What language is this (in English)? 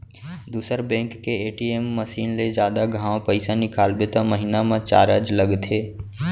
Chhattisgarhi